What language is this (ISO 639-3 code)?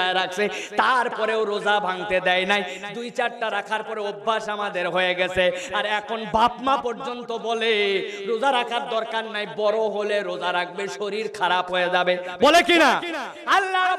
ben